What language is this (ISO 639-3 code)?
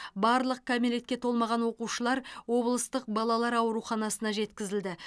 kaz